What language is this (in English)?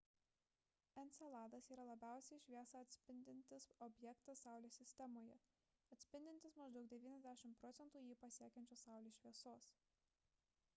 Lithuanian